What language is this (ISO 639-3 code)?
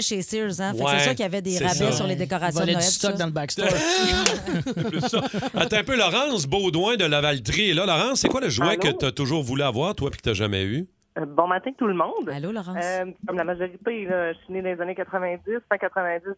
fra